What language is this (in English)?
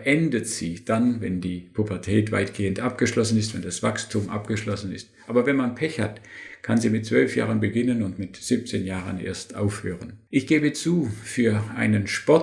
German